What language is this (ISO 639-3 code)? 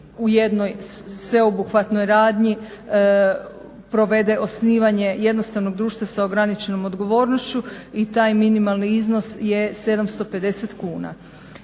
hrv